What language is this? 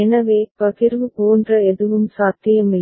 Tamil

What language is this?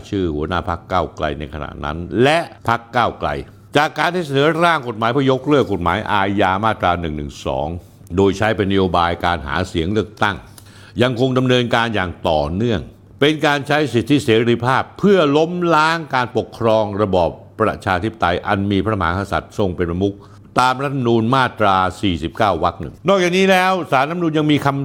Thai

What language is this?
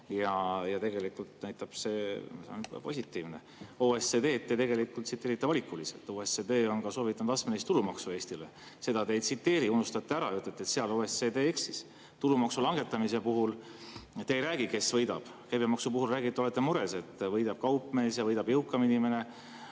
Estonian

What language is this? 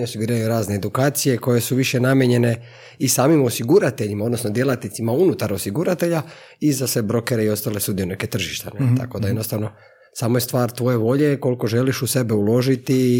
Croatian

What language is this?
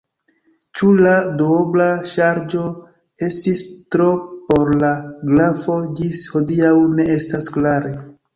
Esperanto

